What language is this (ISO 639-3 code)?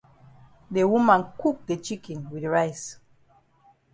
wes